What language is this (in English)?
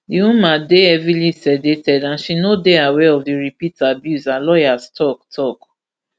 Nigerian Pidgin